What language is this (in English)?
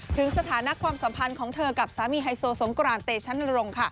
Thai